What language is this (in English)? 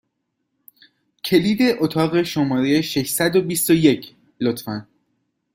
Persian